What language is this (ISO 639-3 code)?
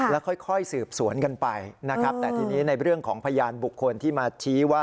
tha